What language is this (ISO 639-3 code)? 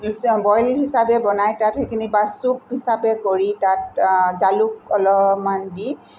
asm